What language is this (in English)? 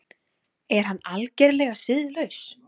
Icelandic